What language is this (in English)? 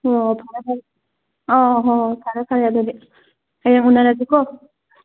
Manipuri